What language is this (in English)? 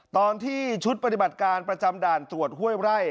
Thai